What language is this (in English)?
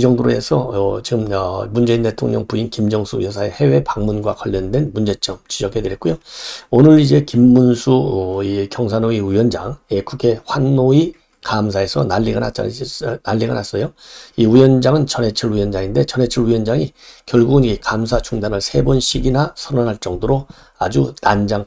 Korean